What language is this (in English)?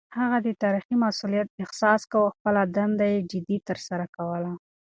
Pashto